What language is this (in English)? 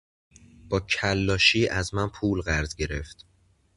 Persian